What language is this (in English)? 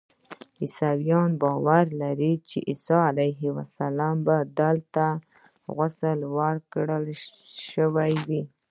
Pashto